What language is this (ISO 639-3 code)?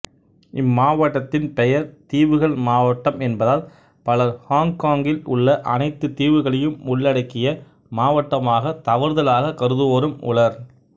tam